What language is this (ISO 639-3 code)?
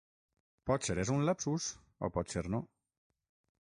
cat